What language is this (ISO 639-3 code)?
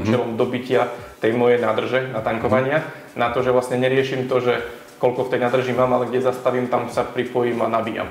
slk